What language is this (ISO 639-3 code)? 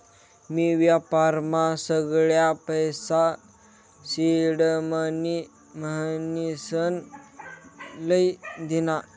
mar